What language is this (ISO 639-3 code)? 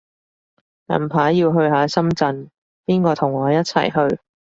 yue